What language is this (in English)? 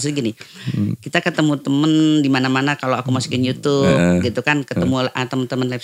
Indonesian